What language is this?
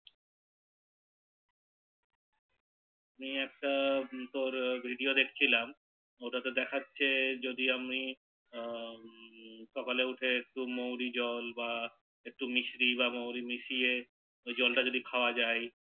Bangla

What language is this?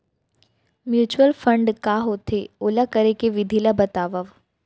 Chhattisgarhi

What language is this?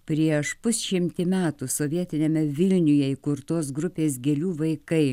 Lithuanian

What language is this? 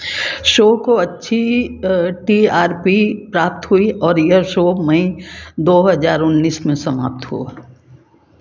Hindi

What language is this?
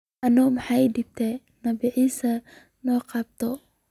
Somali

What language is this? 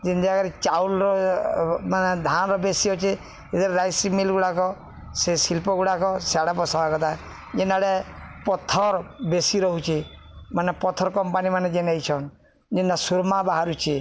Odia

